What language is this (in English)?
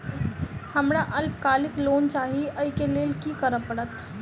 Maithili